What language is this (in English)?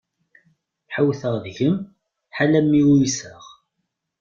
Kabyle